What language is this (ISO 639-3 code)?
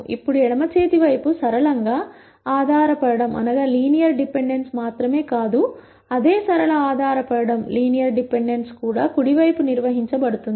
tel